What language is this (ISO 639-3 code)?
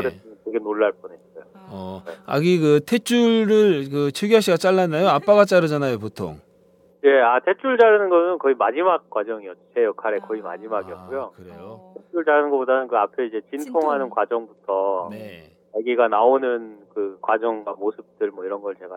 kor